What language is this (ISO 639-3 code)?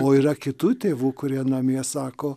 lit